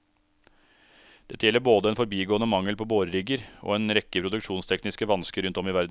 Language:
Norwegian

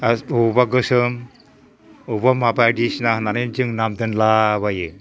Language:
Bodo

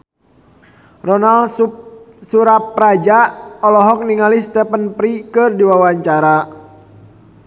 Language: Sundanese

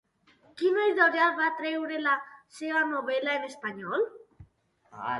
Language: Catalan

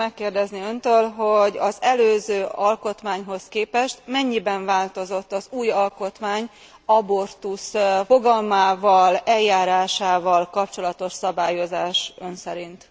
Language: Hungarian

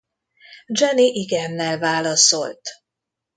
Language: Hungarian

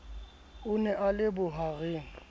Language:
Southern Sotho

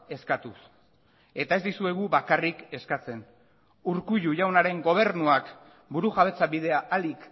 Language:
Basque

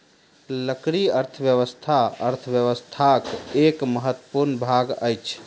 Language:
Maithili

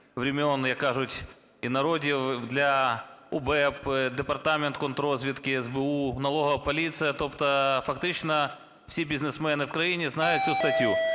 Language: Ukrainian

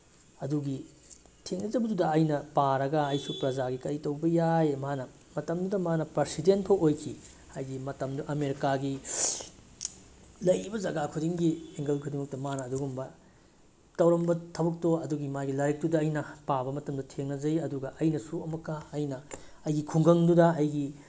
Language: Manipuri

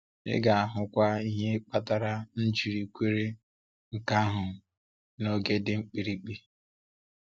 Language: Igbo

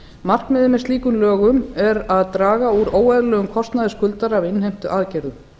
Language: Icelandic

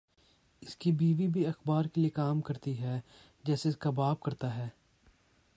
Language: Urdu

